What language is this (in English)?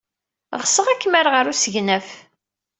Kabyle